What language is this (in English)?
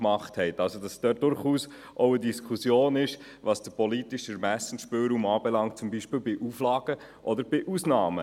Swiss German